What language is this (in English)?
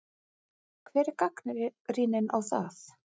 Icelandic